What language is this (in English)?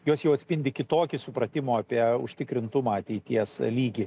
Lithuanian